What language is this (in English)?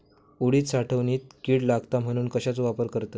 Marathi